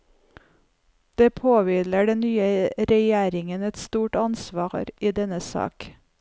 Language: Norwegian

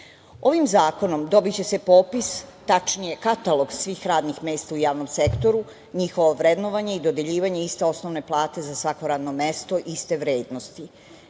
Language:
Serbian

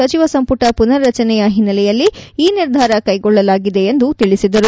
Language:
Kannada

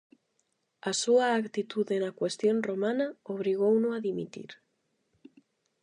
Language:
Galician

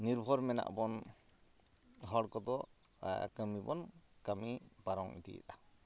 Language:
Santali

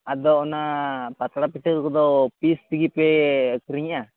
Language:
Santali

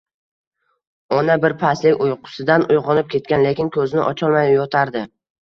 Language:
Uzbek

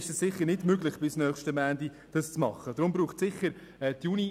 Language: Swiss German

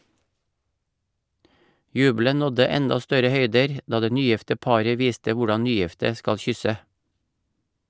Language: Norwegian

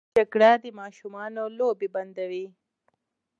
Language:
Pashto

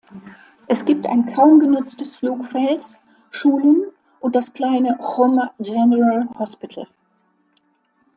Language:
German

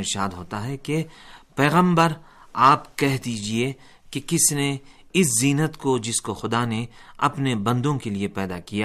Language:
Urdu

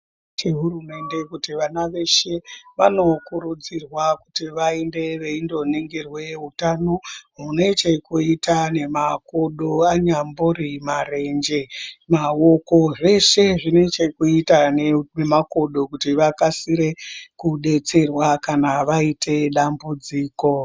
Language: Ndau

